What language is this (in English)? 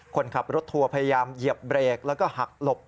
Thai